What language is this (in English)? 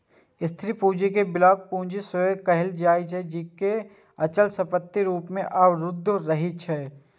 Maithili